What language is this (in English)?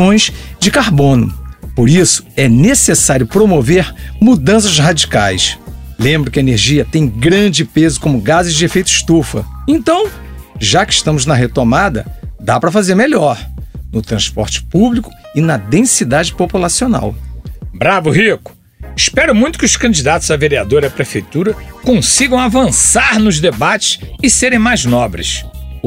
Portuguese